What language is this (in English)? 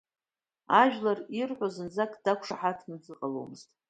Abkhazian